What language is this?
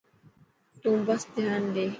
Dhatki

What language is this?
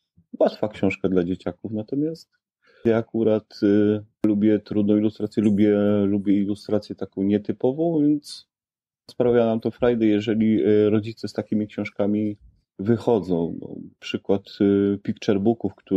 Polish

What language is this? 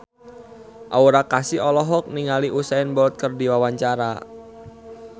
Sundanese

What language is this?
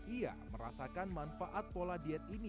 Indonesian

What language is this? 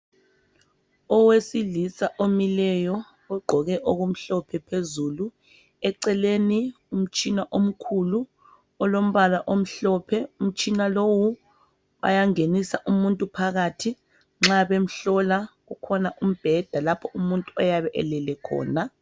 North Ndebele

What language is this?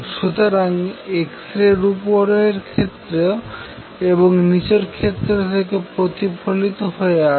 Bangla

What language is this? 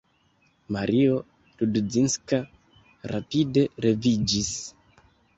Esperanto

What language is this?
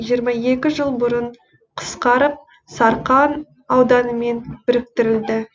Kazakh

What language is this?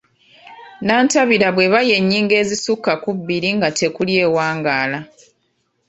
Ganda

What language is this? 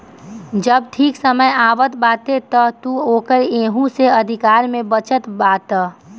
Bhojpuri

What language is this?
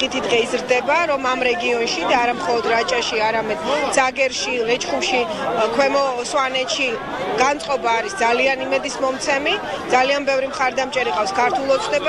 Romanian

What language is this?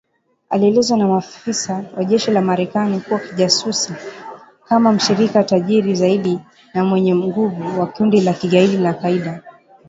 Swahili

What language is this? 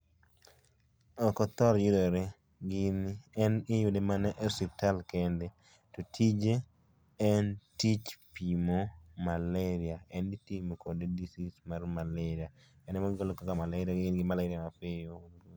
Luo (Kenya and Tanzania)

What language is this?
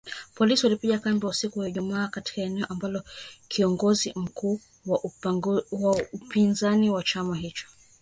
Swahili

